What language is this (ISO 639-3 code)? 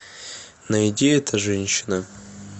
rus